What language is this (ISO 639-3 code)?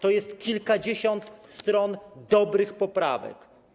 pol